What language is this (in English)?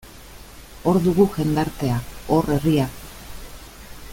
Basque